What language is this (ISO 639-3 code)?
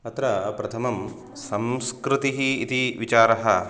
san